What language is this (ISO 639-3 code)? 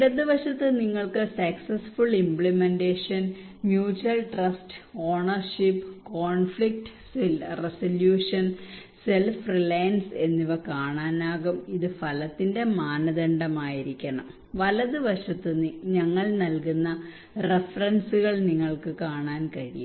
mal